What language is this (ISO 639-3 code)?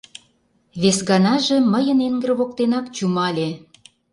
chm